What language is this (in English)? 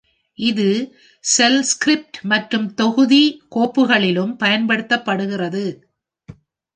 Tamil